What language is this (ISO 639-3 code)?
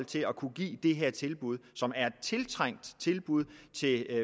dan